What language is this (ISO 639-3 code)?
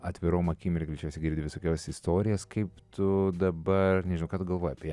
lit